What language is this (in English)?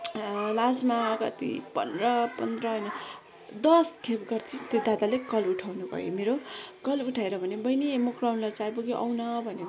Nepali